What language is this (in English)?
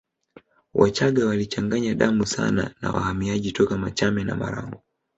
Swahili